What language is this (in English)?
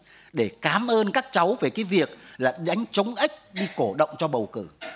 Vietnamese